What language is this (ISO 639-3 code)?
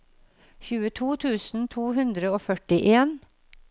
nor